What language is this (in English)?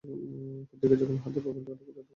Bangla